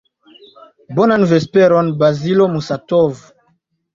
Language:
Esperanto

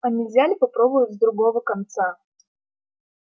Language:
Russian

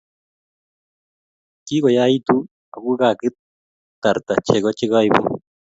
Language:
Kalenjin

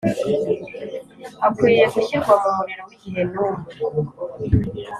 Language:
Kinyarwanda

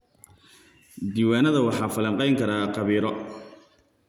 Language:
Somali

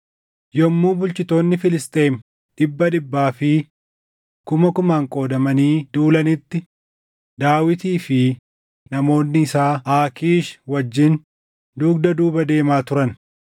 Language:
Oromo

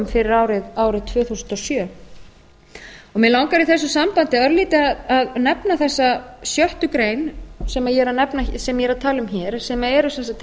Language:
Icelandic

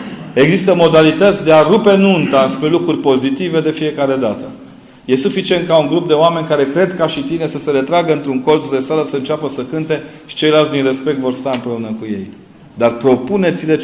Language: Romanian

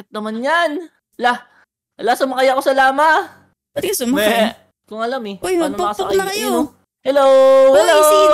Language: Filipino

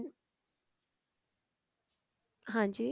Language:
Punjabi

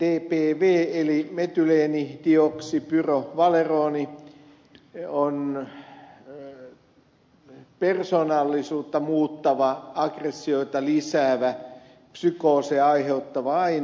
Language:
Finnish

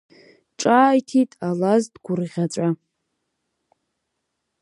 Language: Abkhazian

